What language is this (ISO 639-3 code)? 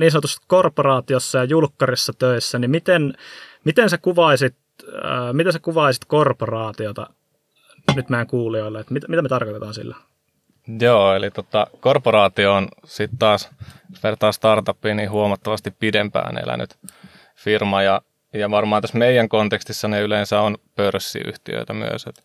fin